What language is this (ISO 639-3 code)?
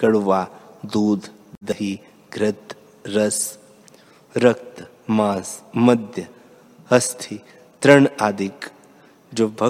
hin